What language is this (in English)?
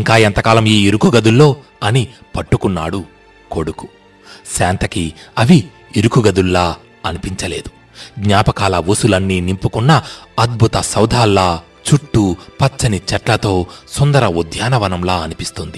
Telugu